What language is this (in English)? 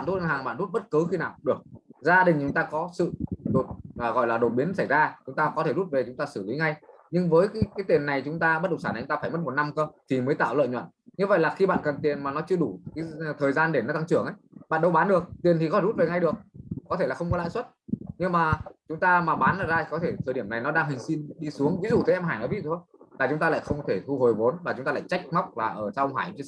Vietnamese